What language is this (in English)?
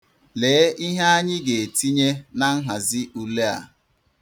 Igbo